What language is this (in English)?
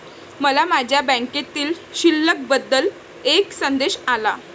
Marathi